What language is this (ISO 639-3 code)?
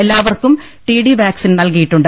mal